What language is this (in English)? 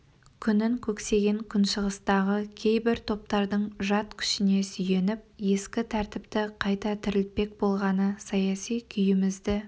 Kazakh